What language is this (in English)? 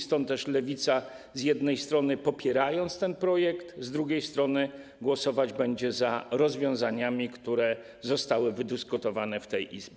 Polish